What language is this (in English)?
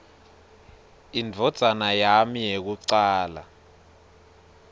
Swati